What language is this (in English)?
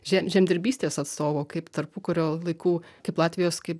Lithuanian